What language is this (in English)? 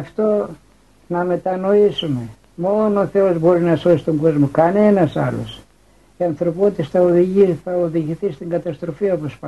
Greek